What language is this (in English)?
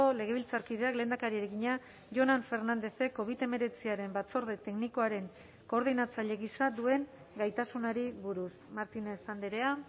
Basque